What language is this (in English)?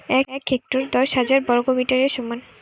Bangla